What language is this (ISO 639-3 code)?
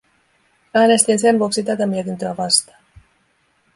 fin